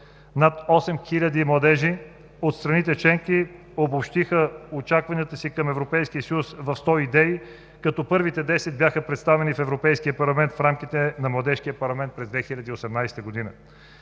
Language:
Bulgarian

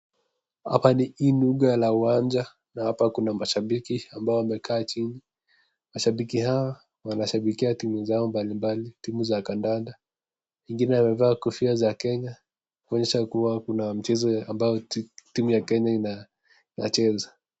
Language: Swahili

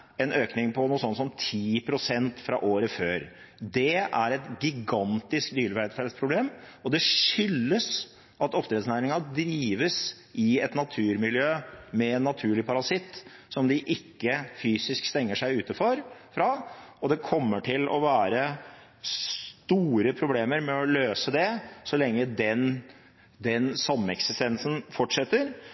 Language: Norwegian Bokmål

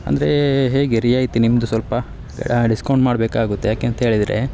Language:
Kannada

